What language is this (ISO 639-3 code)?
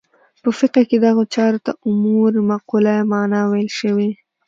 pus